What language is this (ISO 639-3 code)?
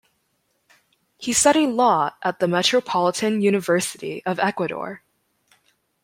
eng